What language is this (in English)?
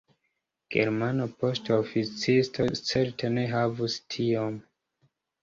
Esperanto